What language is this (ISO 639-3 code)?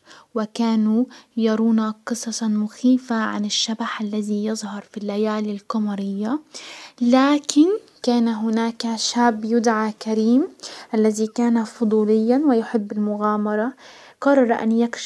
acw